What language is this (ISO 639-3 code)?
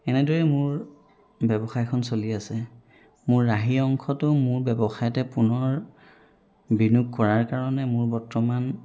asm